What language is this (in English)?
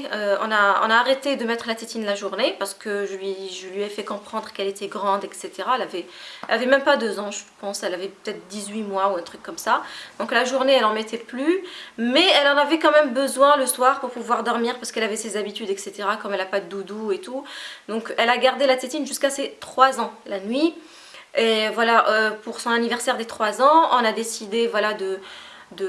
French